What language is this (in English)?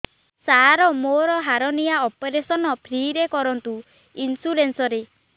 Odia